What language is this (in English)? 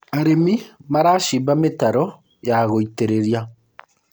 Kikuyu